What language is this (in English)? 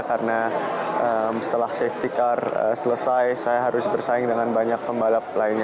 Indonesian